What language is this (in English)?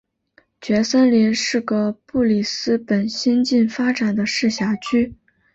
Chinese